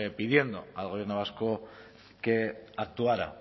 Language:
Spanish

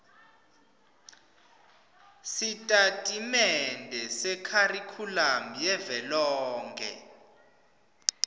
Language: Swati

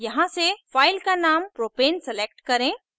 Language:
Hindi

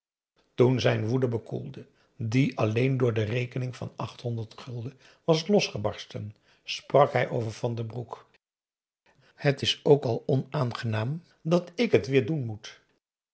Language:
Dutch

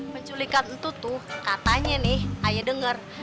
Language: Indonesian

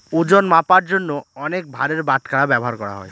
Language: Bangla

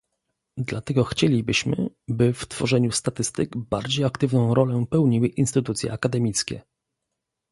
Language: Polish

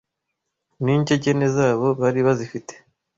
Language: Kinyarwanda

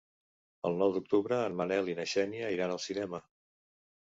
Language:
Catalan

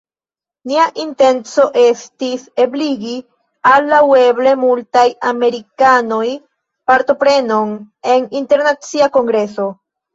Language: Esperanto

